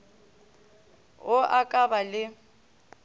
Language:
Northern Sotho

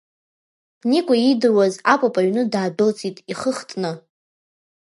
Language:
Abkhazian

